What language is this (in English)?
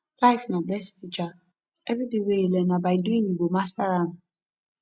Nigerian Pidgin